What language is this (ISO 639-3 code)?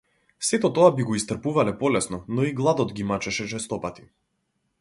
mkd